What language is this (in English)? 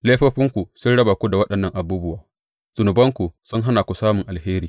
Hausa